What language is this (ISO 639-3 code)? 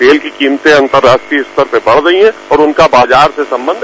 hin